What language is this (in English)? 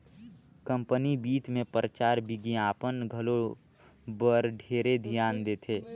Chhattisgarhi